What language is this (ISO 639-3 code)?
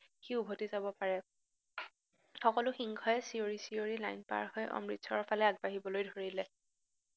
asm